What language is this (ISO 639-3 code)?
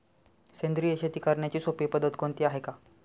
mar